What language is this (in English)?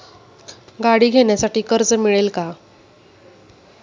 Marathi